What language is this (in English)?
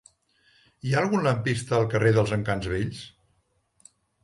Catalan